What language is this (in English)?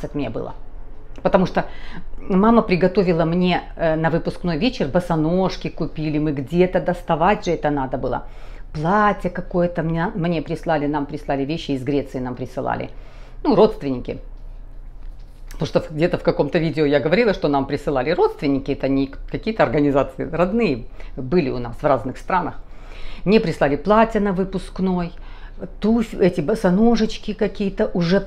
Russian